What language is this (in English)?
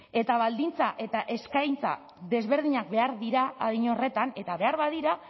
Basque